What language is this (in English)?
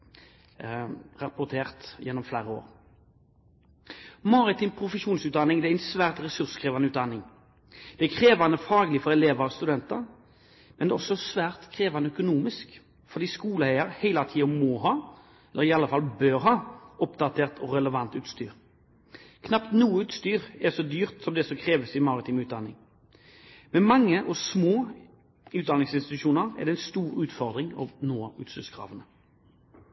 Norwegian Bokmål